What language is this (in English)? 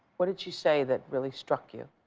English